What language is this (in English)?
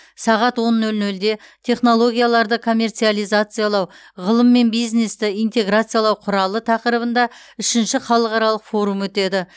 Kazakh